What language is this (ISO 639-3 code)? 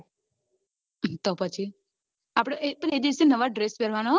guj